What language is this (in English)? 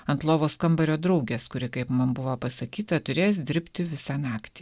Lithuanian